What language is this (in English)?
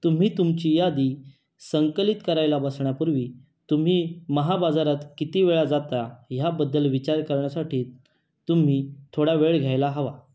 Marathi